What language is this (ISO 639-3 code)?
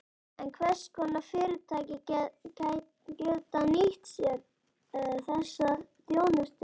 isl